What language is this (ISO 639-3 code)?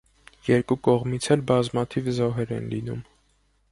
hye